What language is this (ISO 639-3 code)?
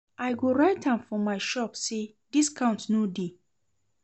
pcm